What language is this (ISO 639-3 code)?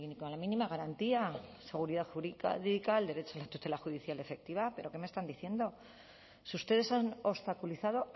spa